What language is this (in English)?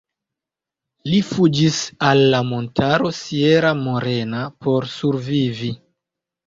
Esperanto